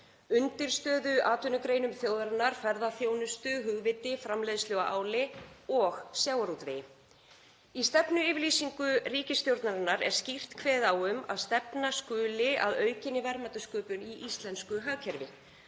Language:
Icelandic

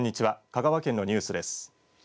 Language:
Japanese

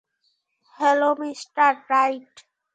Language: Bangla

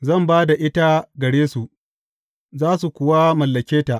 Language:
Hausa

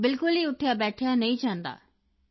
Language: Punjabi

